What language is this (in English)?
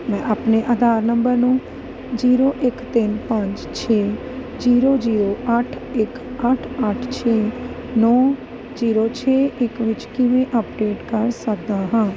Punjabi